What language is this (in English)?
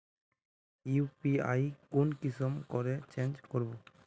Magahi